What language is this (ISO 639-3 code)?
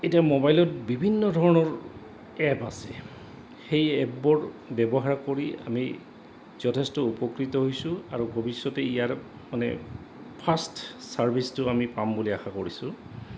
asm